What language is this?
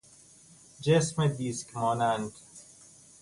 Persian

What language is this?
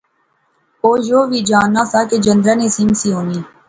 Pahari-Potwari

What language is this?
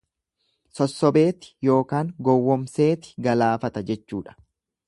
Oromo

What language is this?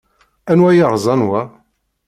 Kabyle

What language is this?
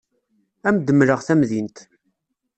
Kabyle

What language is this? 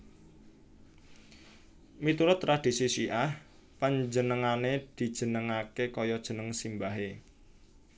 Javanese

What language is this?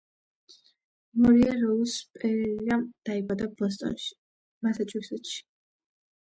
Georgian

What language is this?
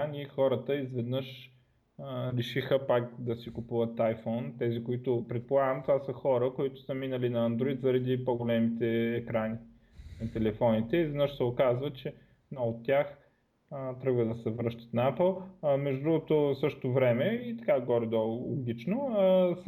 Bulgarian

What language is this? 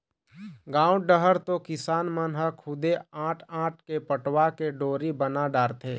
Chhattisgarhi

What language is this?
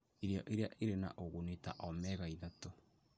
Kikuyu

